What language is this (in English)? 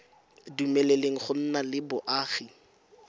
Tswana